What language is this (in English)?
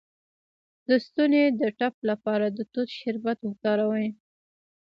Pashto